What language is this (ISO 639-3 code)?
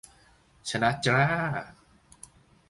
tha